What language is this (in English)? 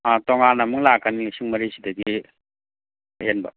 Manipuri